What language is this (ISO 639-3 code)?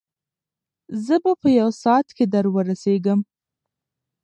pus